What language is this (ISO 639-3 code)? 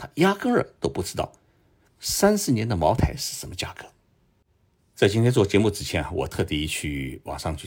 zho